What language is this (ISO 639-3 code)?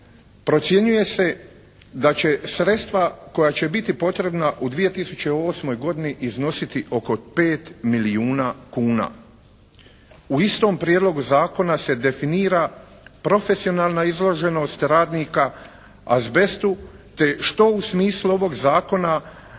hrv